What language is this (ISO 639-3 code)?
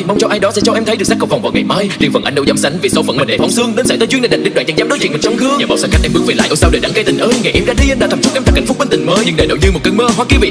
vie